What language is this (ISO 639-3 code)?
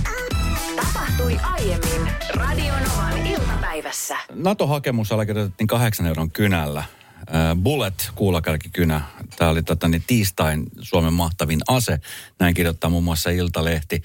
fin